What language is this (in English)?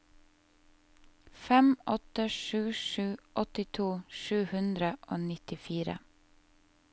Norwegian